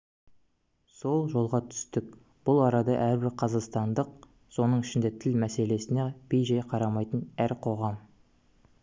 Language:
Kazakh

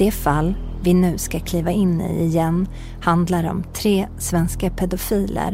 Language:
Swedish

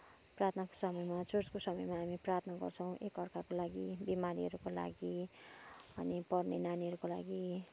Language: Nepali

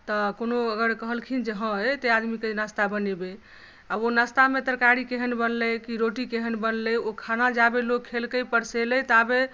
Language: Maithili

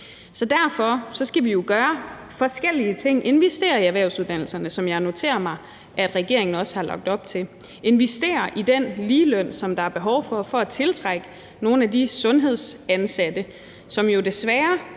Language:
Danish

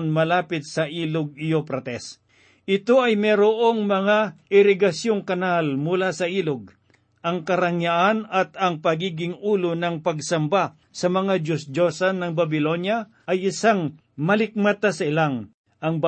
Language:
Filipino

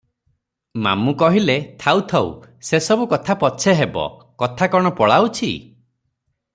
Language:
Odia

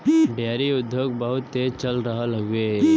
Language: Bhojpuri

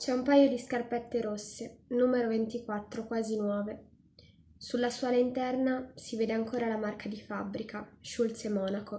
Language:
Italian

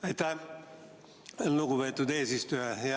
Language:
Estonian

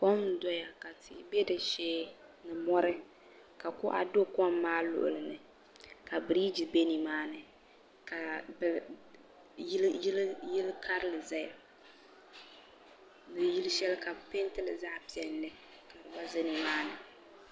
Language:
Dagbani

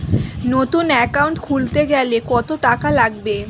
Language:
Bangla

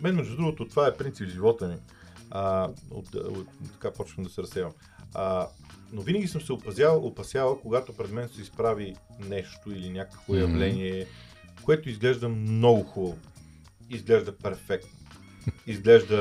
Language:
Bulgarian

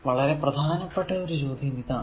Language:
Malayalam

